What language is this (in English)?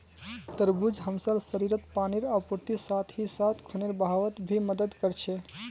Magahi